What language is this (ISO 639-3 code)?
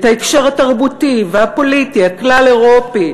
heb